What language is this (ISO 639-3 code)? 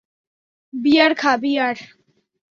ben